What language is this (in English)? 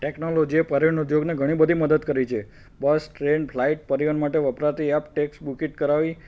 Gujarati